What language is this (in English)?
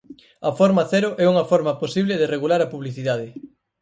Galician